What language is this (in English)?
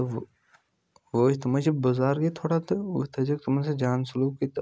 Kashmiri